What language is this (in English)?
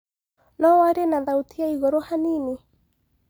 Kikuyu